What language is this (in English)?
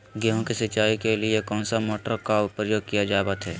Magahi